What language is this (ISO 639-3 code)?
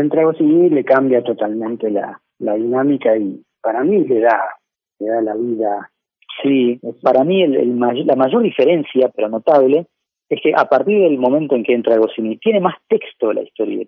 spa